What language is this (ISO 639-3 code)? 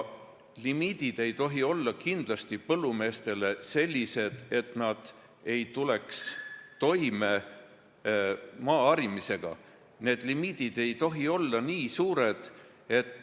est